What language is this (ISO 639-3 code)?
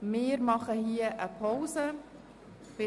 gsw